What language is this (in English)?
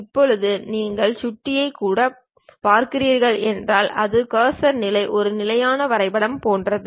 Tamil